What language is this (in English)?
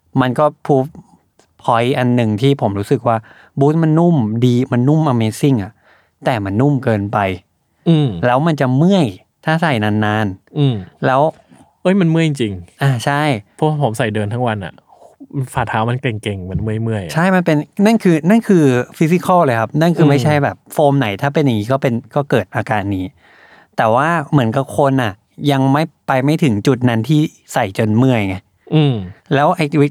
Thai